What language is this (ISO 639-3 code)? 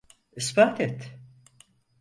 tur